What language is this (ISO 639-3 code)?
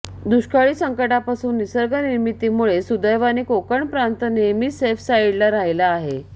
mar